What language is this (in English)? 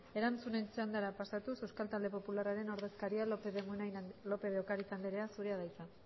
Basque